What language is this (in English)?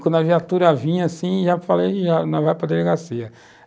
Portuguese